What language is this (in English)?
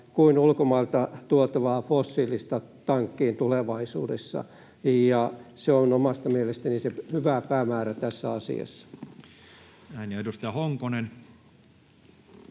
Finnish